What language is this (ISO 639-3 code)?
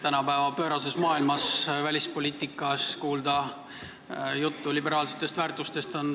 est